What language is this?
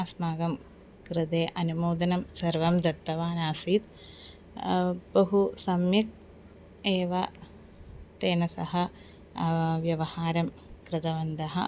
Sanskrit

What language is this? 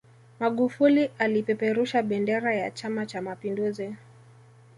Swahili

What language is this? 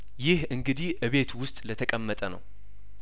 Amharic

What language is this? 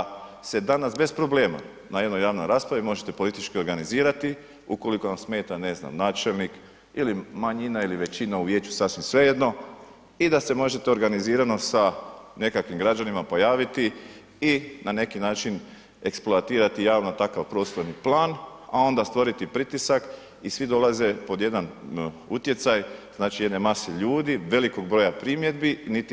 Croatian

